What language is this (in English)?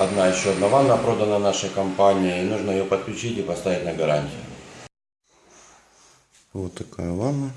Russian